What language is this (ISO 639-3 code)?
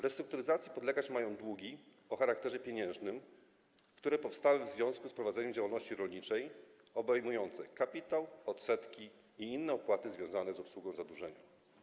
pol